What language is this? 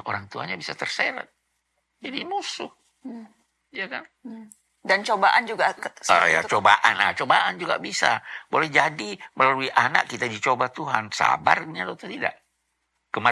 Indonesian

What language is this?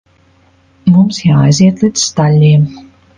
Latvian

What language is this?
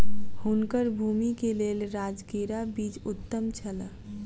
Maithili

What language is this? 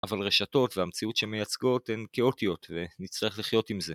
Hebrew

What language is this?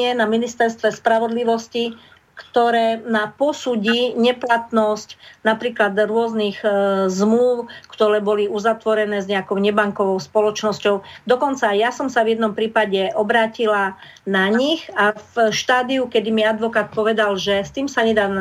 Slovak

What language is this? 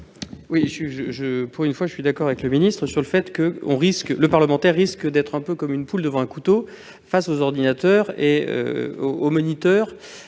French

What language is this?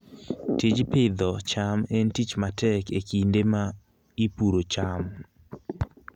Luo (Kenya and Tanzania)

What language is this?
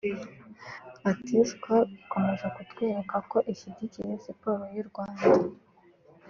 Kinyarwanda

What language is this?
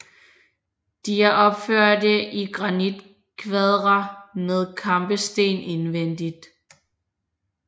Danish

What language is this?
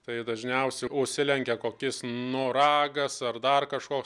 Lithuanian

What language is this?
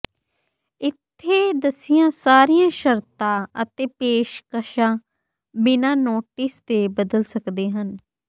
Punjabi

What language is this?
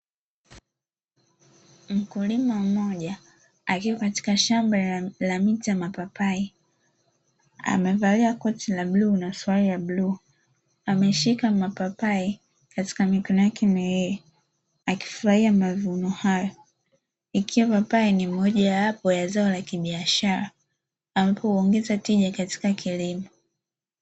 Swahili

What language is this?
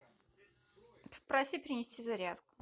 Russian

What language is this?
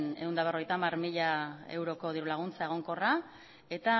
Basque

